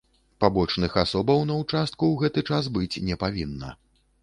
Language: Belarusian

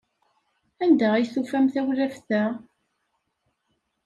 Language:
Kabyle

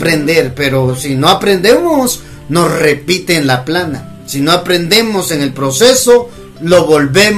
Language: Spanish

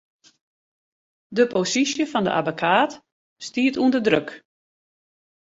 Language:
Western Frisian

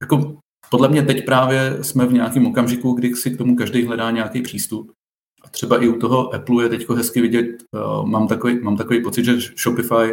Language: Czech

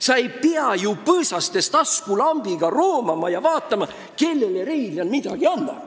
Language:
Estonian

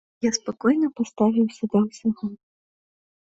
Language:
Belarusian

